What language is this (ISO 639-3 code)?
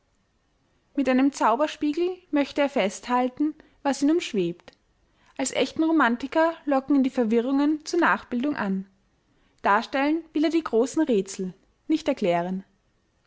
deu